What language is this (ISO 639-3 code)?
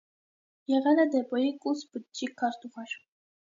hye